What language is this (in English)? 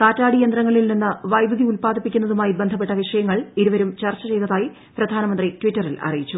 Malayalam